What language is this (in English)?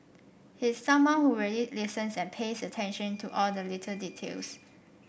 English